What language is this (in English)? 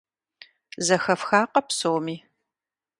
Kabardian